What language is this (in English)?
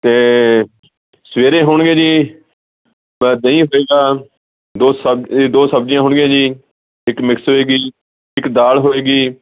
Punjabi